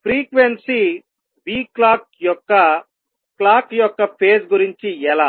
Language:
Telugu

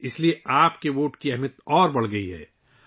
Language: Urdu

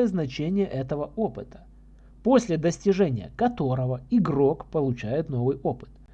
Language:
Russian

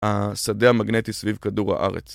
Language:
Hebrew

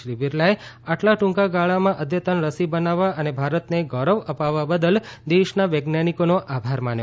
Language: Gujarati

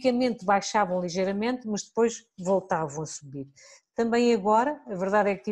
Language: Portuguese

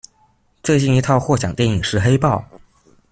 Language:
Chinese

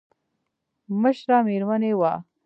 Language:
Pashto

